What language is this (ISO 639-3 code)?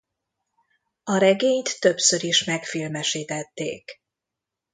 hun